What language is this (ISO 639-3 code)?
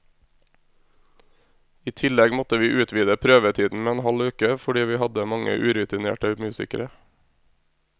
nor